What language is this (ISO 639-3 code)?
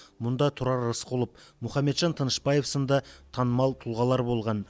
kaz